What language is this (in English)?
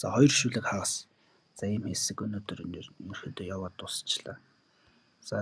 Romanian